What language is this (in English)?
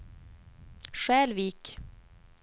Swedish